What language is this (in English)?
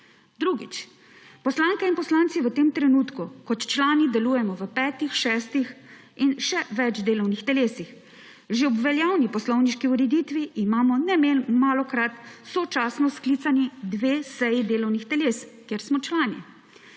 Slovenian